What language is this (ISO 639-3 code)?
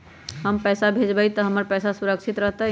mag